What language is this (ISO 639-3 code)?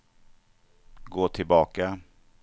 swe